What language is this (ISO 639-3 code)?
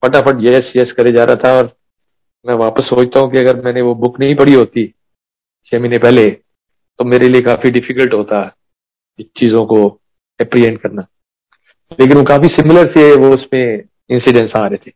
hin